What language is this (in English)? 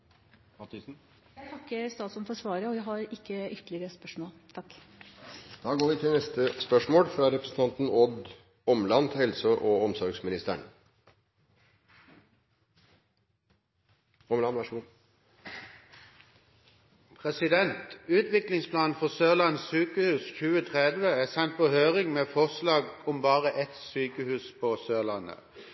Norwegian